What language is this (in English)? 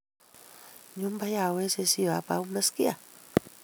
Kalenjin